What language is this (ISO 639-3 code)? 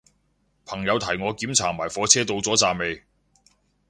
yue